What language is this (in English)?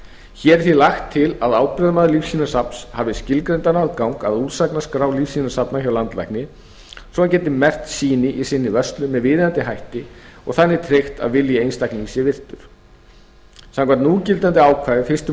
Icelandic